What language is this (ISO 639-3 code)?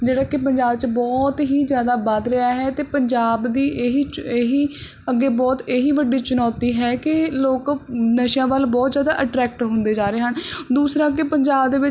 pan